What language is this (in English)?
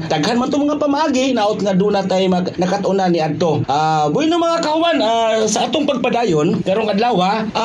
Filipino